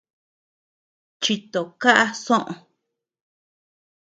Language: Tepeuxila Cuicatec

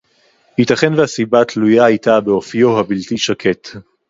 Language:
Hebrew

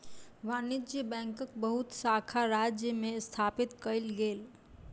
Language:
Maithili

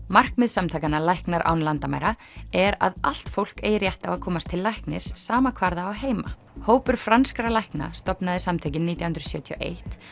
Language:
Icelandic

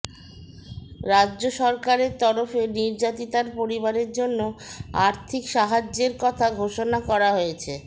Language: Bangla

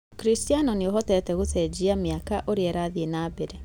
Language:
Kikuyu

